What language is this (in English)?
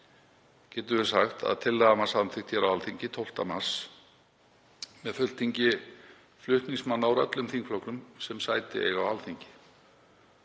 Icelandic